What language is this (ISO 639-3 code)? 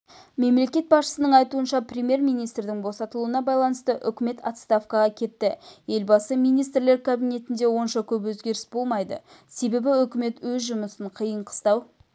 kaz